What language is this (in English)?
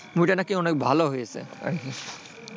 Bangla